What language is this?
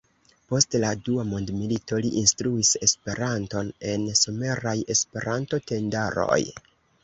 Esperanto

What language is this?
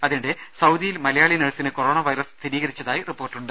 Malayalam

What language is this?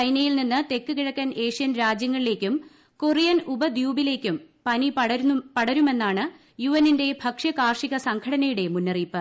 Malayalam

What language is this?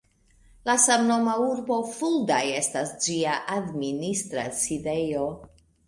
Esperanto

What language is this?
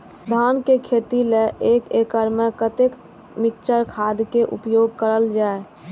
Maithili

